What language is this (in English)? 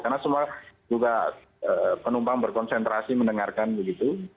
Indonesian